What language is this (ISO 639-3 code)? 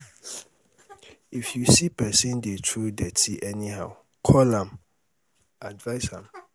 pcm